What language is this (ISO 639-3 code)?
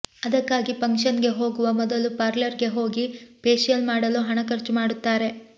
kan